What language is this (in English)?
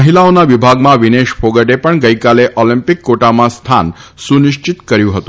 Gujarati